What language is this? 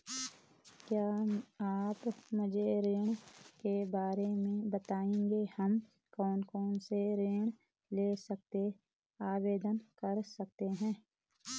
Hindi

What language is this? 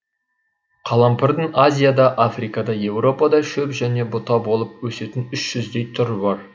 Kazakh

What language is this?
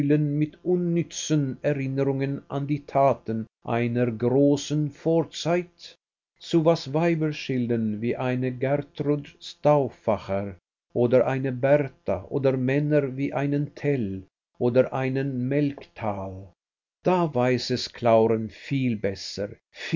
German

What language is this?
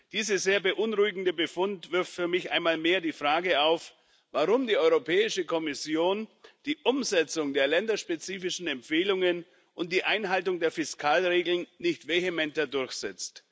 German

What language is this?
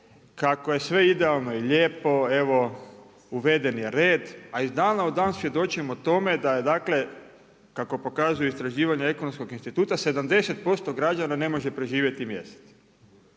Croatian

